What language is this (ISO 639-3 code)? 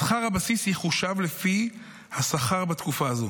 heb